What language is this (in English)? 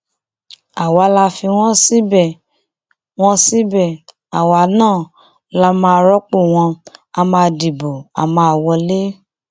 Yoruba